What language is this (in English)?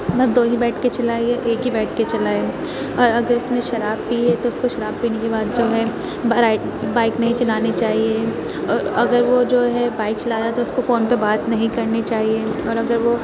Urdu